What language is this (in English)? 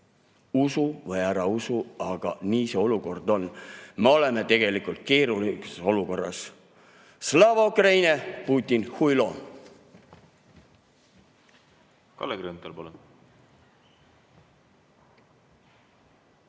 Estonian